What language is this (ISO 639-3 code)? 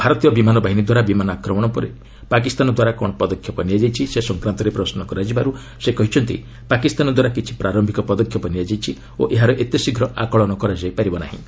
ori